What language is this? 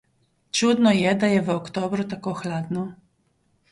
Slovenian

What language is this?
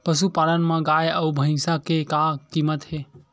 Chhattisgarhi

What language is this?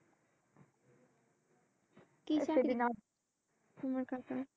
Bangla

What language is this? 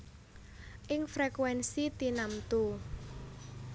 Javanese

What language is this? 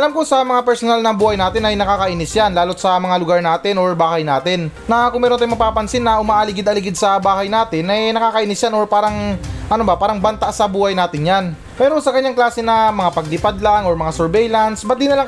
Filipino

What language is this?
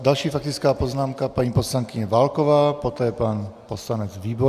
Czech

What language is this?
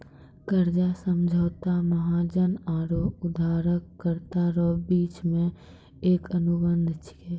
Maithili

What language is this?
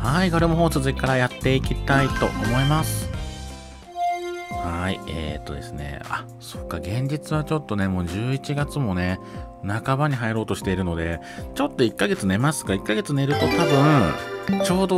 Japanese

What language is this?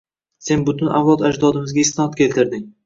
Uzbek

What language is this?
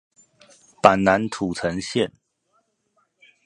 Chinese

